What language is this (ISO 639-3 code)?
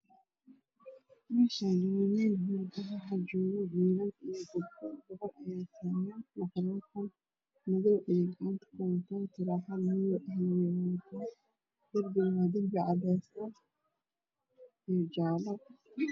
som